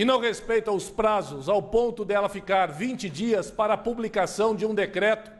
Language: Portuguese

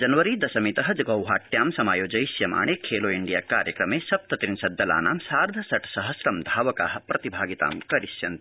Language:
Sanskrit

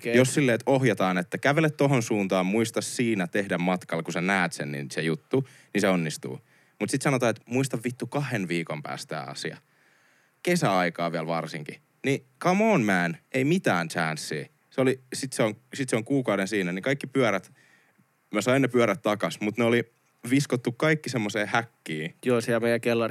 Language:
Finnish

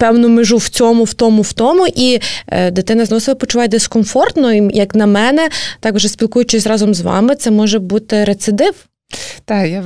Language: Ukrainian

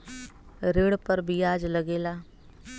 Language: Bhojpuri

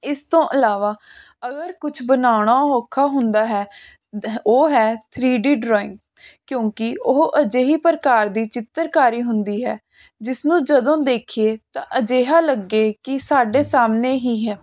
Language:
Punjabi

